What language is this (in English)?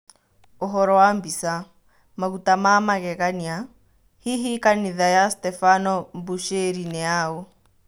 Kikuyu